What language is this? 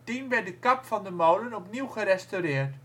Dutch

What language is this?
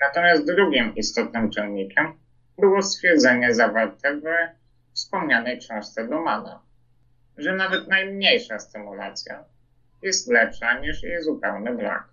Polish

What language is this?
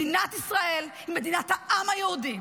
Hebrew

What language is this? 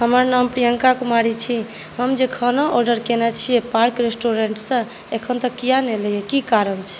Maithili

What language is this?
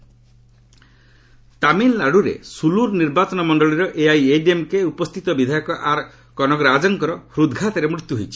Odia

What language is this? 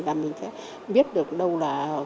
Vietnamese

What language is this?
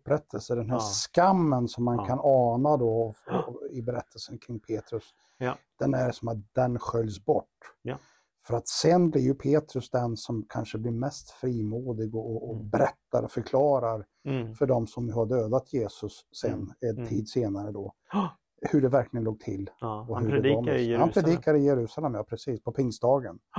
Swedish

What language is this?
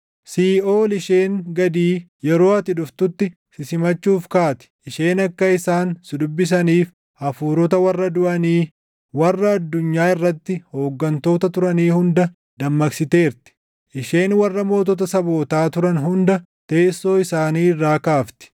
Oromo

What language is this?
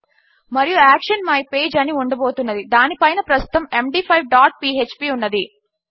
Telugu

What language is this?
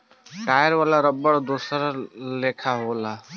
Bhojpuri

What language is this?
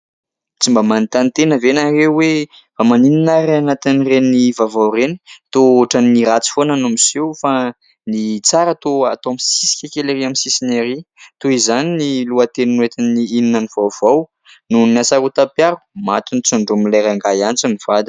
Malagasy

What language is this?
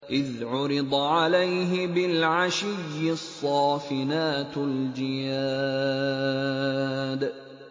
Arabic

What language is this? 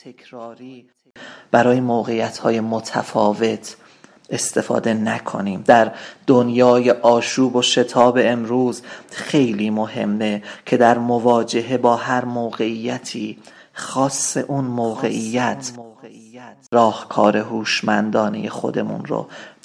Persian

